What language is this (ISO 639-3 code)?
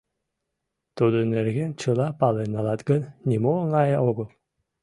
chm